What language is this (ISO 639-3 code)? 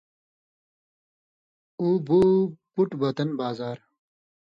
mvy